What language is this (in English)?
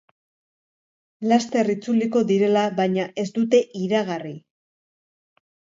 Basque